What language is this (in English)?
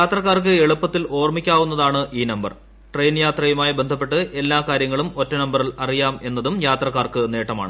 Malayalam